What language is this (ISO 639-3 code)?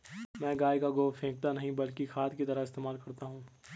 hin